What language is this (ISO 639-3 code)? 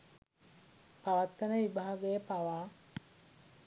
sin